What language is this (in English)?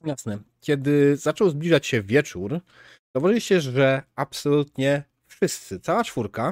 Polish